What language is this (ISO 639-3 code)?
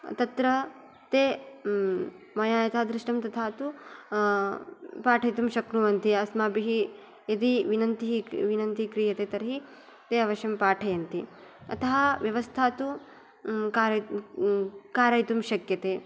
san